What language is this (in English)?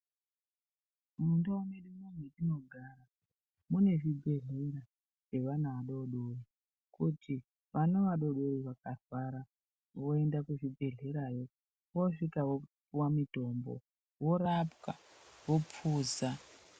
Ndau